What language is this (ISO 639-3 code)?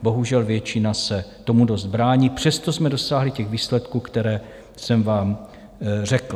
ces